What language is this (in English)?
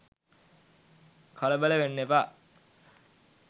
Sinhala